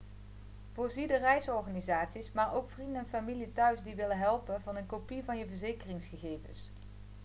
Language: Dutch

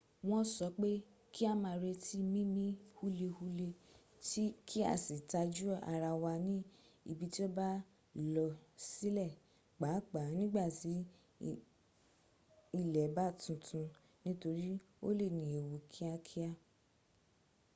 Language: Yoruba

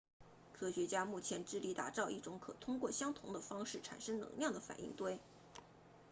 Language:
Chinese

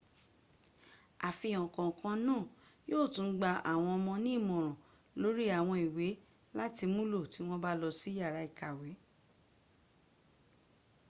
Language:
Yoruba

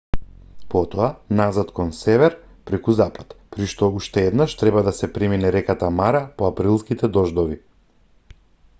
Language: Macedonian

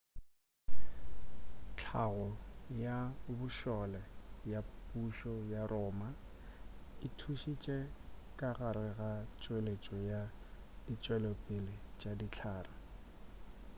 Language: Northern Sotho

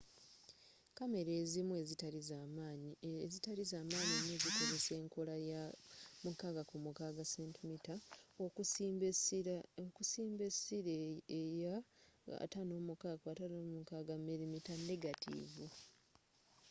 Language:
Ganda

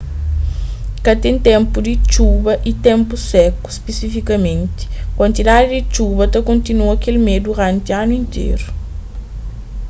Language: Kabuverdianu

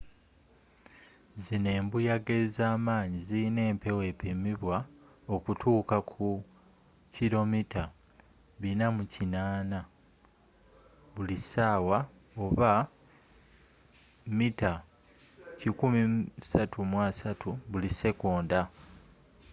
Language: Ganda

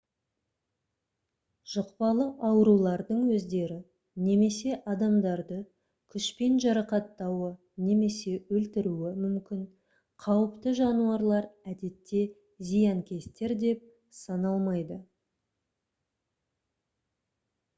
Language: Kazakh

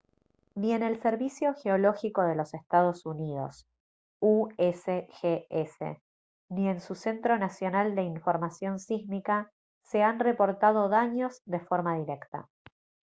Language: Spanish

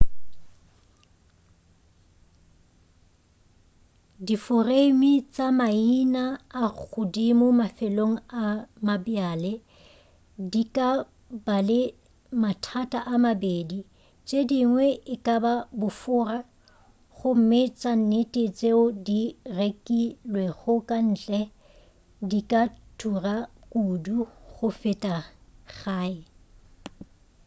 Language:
Northern Sotho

